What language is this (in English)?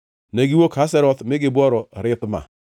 Luo (Kenya and Tanzania)